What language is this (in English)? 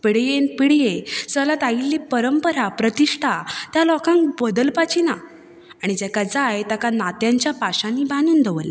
Konkani